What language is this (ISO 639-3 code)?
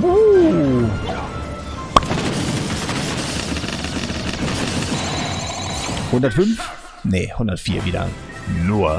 deu